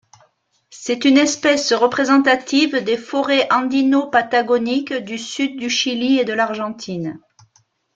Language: French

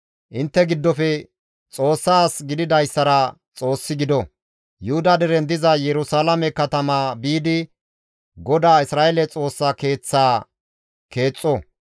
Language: Gamo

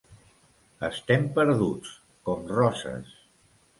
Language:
Catalan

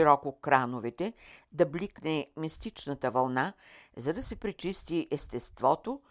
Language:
Bulgarian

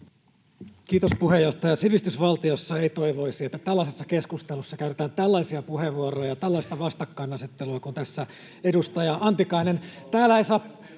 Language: Finnish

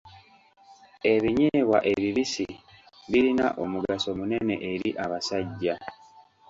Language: Ganda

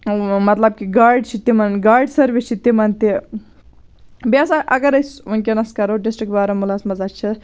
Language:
Kashmiri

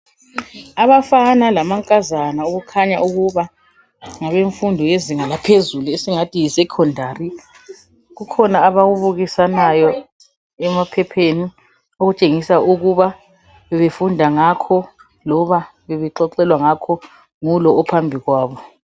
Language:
North Ndebele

